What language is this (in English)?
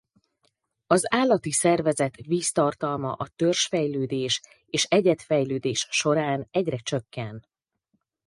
Hungarian